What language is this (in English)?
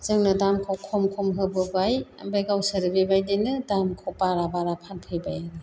Bodo